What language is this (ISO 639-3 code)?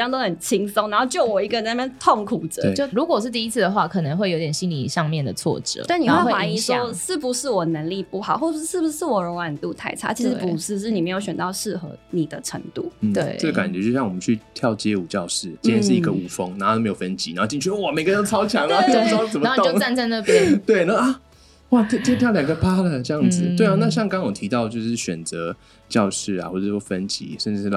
zho